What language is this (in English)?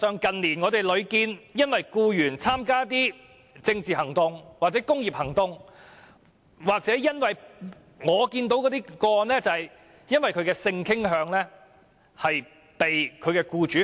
Cantonese